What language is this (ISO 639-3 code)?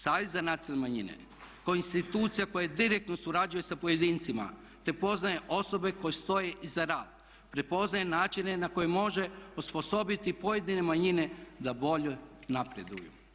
hrv